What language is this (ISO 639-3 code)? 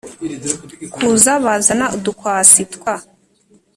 kin